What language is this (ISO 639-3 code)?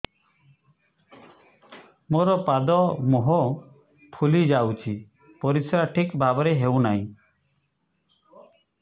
ori